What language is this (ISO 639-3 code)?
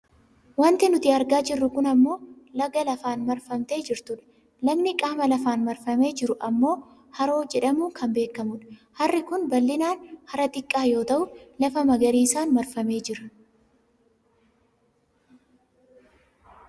orm